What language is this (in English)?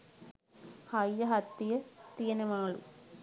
Sinhala